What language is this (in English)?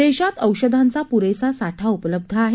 Marathi